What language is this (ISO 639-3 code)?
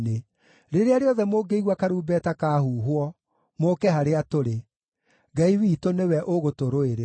kik